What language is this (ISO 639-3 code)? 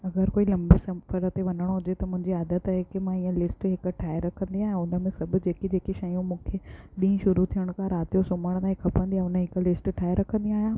snd